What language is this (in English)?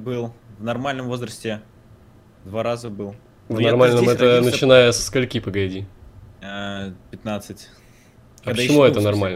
Russian